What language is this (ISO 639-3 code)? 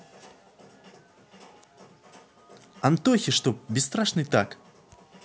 rus